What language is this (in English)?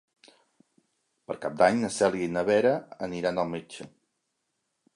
Catalan